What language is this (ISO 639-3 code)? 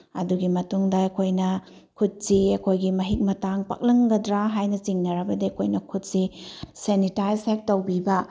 mni